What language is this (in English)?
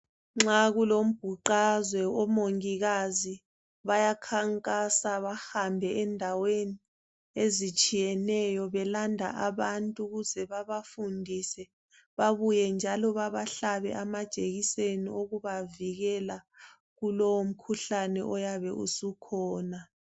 North Ndebele